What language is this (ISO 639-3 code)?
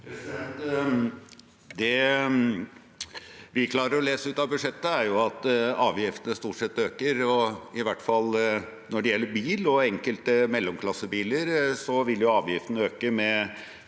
nor